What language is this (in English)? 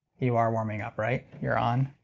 English